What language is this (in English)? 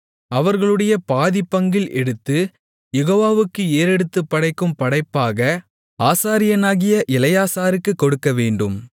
Tamil